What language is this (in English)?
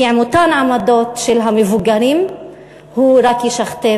Hebrew